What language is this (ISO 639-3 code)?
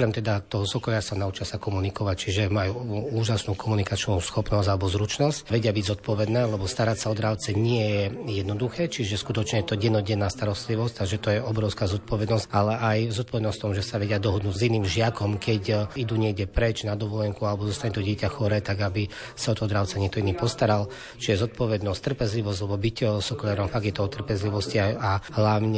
slk